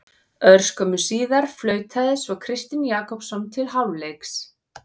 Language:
Icelandic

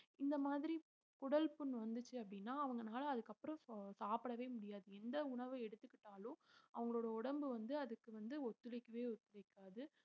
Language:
Tamil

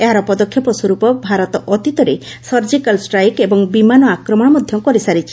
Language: Odia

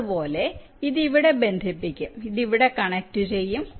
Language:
Malayalam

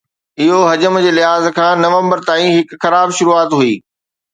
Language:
Sindhi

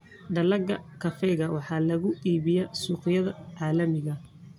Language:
Somali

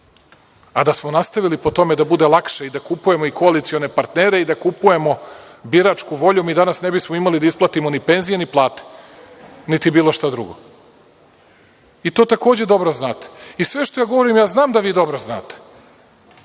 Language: Serbian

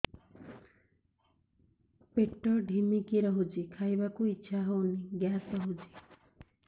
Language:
Odia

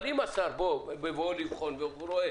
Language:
Hebrew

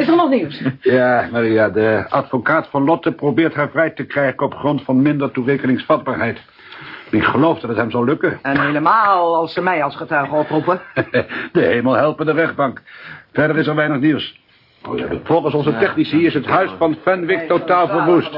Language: Dutch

